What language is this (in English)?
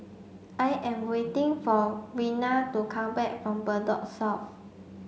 English